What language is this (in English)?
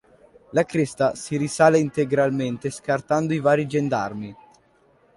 Italian